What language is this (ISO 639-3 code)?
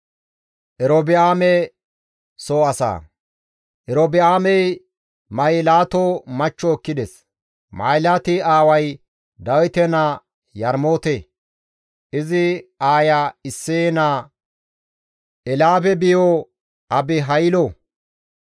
gmv